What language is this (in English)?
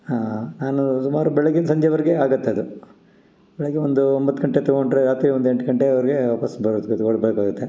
Kannada